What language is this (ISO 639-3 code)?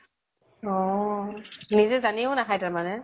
asm